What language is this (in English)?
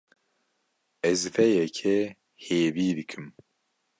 Kurdish